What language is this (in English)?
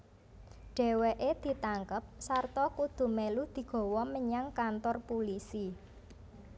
Javanese